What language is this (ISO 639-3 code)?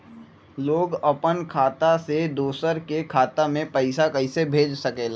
mag